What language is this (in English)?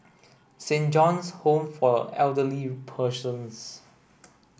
English